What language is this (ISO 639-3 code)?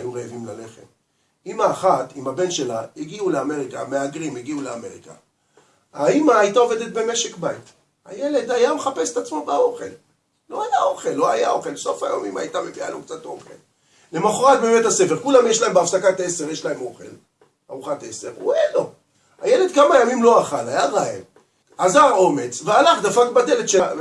heb